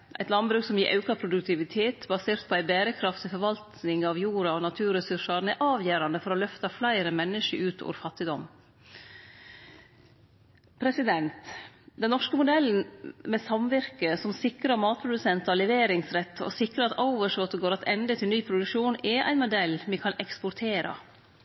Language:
Norwegian Nynorsk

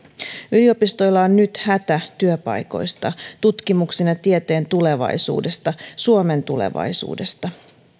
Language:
Finnish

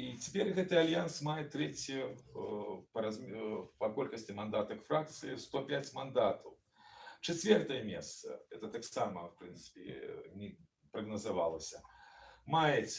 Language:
Russian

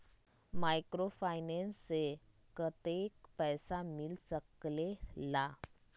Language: Magahi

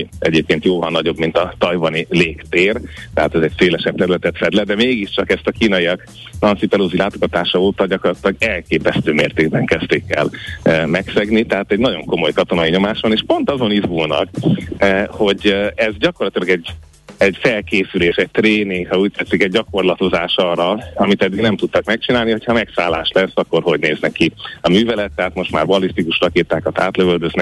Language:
Hungarian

